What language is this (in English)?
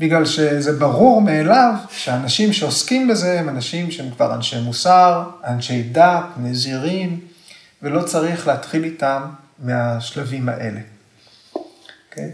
Hebrew